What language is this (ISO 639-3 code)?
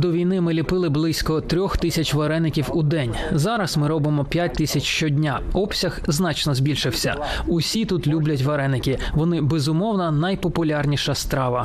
ukr